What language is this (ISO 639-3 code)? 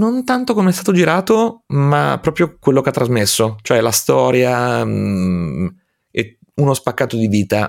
ita